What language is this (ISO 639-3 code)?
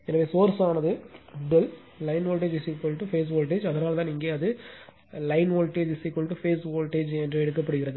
tam